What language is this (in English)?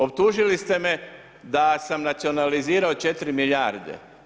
Croatian